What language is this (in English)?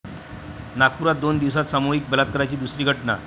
Marathi